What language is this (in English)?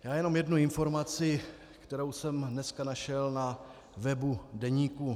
Czech